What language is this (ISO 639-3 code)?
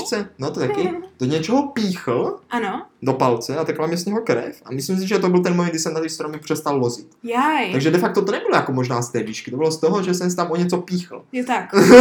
ces